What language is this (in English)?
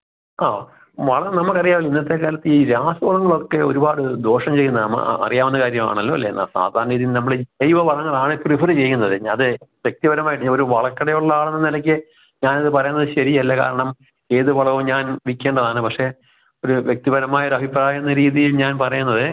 Malayalam